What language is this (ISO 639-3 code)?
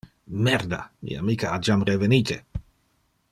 ina